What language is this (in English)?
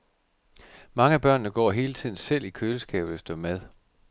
Danish